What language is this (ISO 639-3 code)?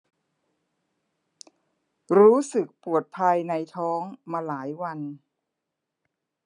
tha